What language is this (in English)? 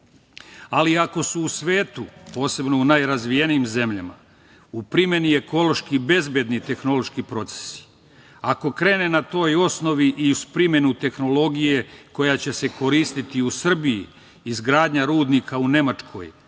Serbian